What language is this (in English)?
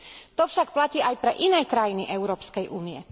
Slovak